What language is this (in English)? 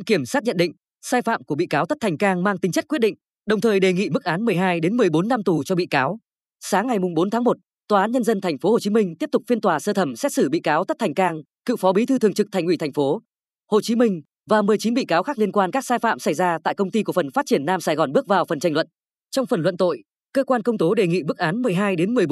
Vietnamese